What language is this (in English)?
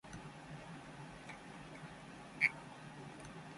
Japanese